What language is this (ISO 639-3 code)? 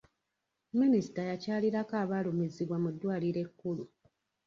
lug